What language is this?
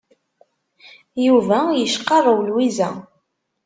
Kabyle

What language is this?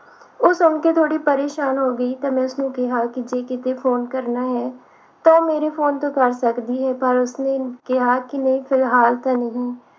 Punjabi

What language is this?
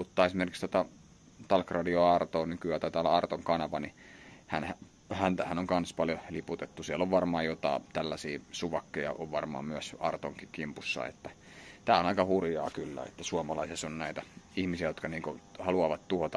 Finnish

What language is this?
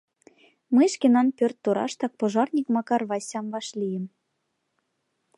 Mari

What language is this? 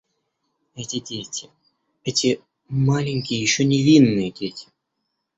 Russian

